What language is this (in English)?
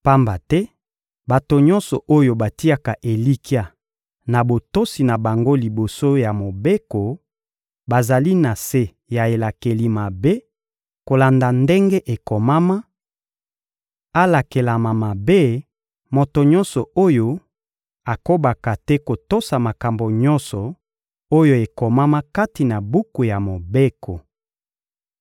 Lingala